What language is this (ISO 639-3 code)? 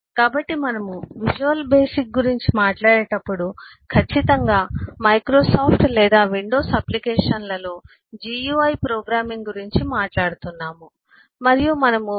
tel